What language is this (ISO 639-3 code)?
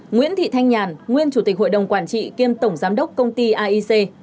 vie